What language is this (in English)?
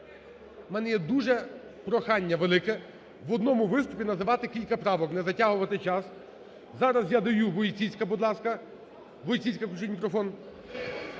Ukrainian